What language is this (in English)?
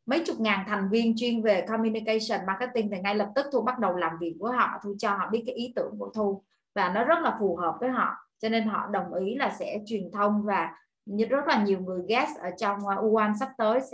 Vietnamese